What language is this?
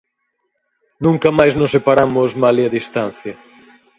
Galician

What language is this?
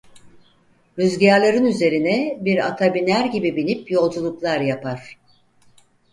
Turkish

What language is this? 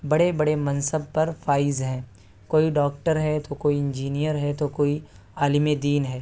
Urdu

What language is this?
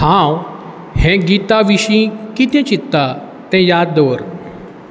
Konkani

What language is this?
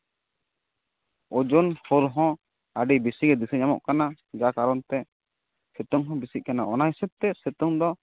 Santali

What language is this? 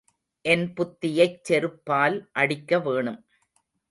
Tamil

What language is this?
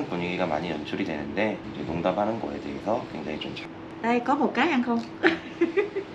Korean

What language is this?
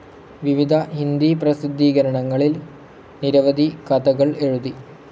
Malayalam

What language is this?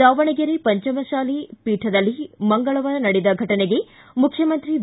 Kannada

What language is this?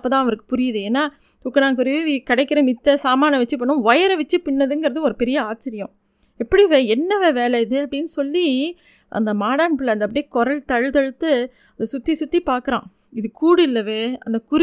Tamil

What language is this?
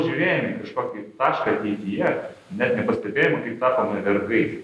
Lithuanian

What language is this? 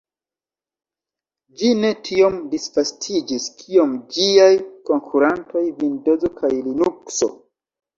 Esperanto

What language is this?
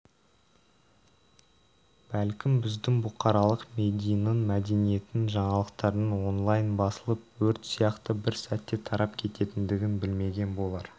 Kazakh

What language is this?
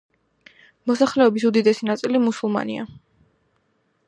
Georgian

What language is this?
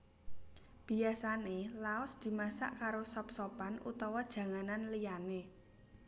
Javanese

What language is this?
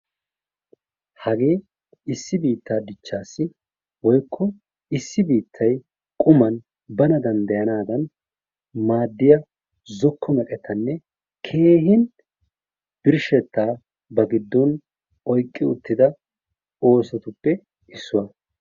Wolaytta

